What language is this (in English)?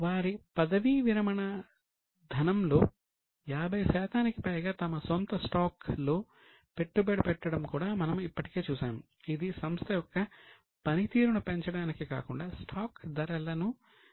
Telugu